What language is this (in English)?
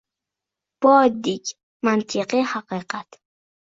Uzbek